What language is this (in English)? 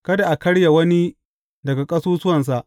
Hausa